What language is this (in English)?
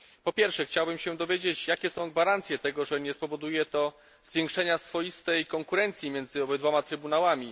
Polish